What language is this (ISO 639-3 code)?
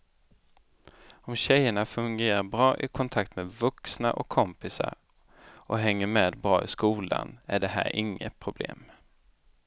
swe